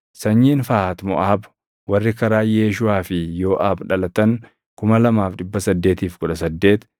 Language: Oromo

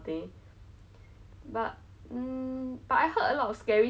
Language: English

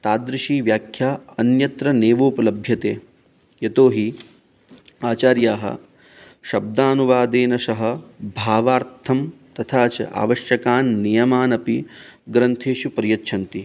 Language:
Sanskrit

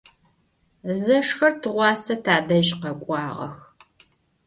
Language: Adyghe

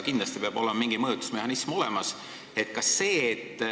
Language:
Estonian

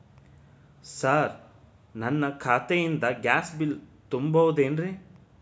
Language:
Kannada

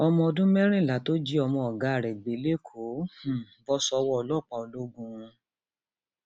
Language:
Yoruba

